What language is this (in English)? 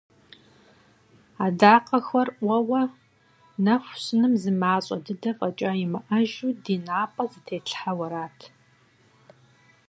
Kabardian